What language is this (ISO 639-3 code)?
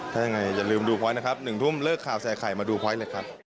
tha